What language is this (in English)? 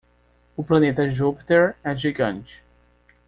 Portuguese